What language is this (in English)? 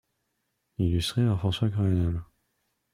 French